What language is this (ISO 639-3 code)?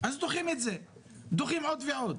heb